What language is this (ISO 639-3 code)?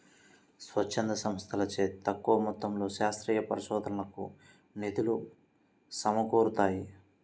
tel